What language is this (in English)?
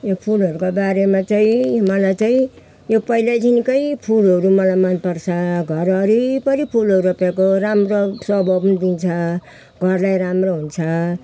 Nepali